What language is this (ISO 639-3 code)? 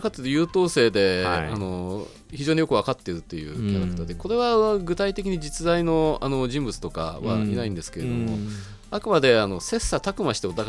jpn